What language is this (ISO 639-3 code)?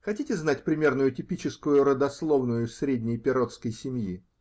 rus